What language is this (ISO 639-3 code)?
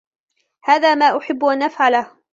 ara